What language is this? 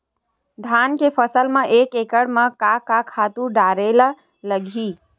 Chhattisgarhi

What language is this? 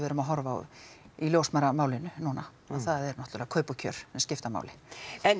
Icelandic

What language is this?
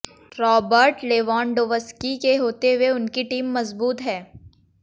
Hindi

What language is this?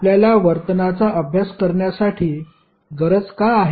Marathi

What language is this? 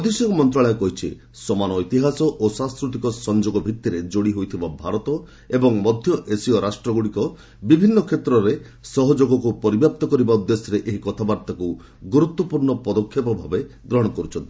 Odia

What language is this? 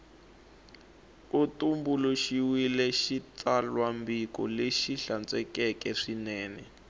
Tsonga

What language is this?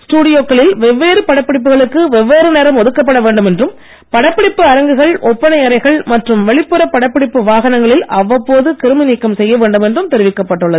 Tamil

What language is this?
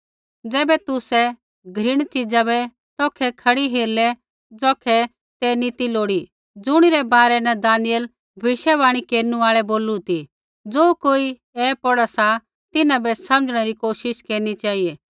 Kullu Pahari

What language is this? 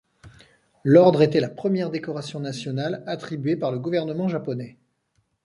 French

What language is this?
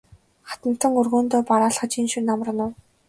Mongolian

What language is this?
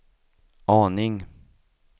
Swedish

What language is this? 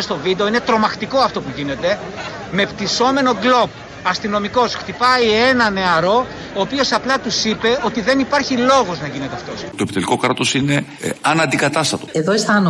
Greek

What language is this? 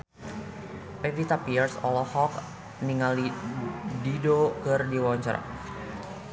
Sundanese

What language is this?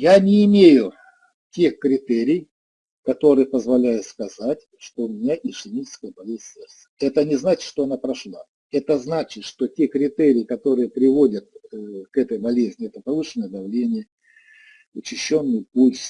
Russian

